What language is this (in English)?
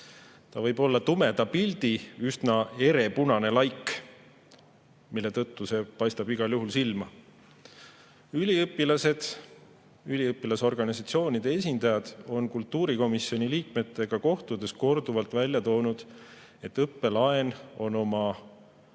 Estonian